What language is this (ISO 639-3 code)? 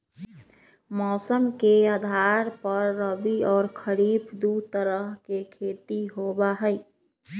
mag